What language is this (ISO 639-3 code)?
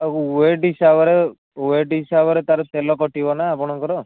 ori